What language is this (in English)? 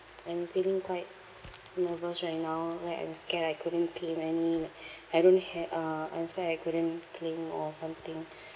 English